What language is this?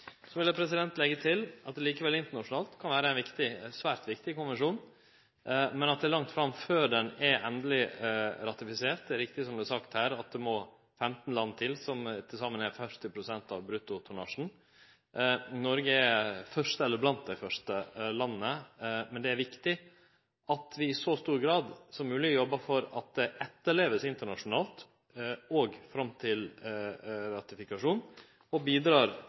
Norwegian Nynorsk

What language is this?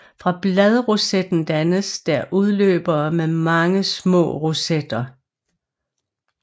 Danish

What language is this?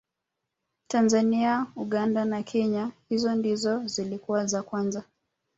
Swahili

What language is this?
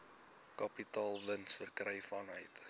Afrikaans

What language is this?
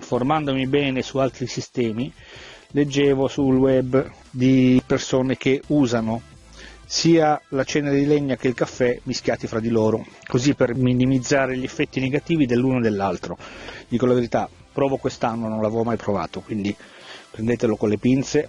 Italian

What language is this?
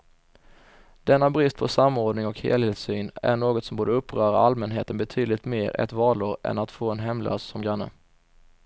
Swedish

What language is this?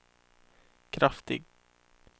Swedish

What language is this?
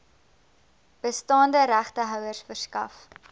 Afrikaans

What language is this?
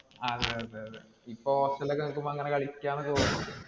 Malayalam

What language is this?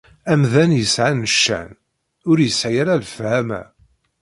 Kabyle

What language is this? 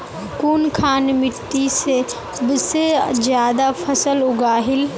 Magahi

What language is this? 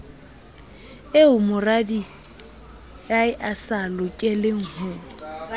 Southern Sotho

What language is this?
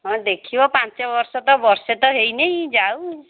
Odia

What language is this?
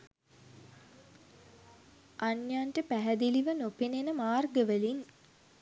Sinhala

